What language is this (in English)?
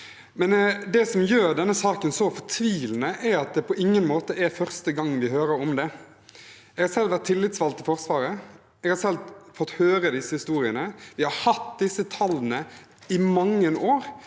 Norwegian